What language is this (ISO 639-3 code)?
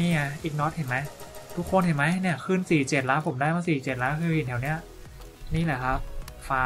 tha